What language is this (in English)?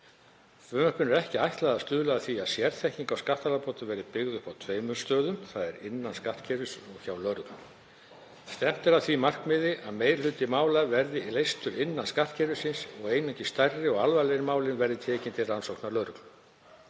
Icelandic